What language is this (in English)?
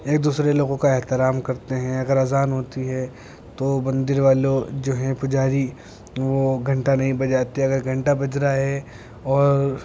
Urdu